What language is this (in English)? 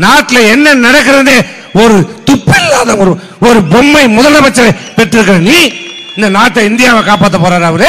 Tamil